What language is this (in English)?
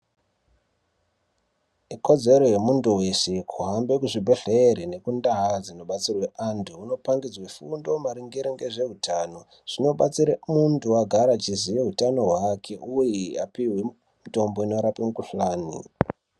Ndau